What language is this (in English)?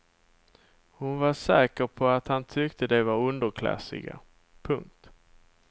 Swedish